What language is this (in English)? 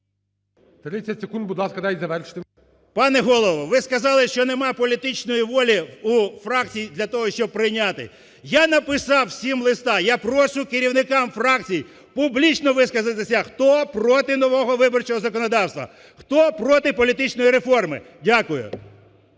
Ukrainian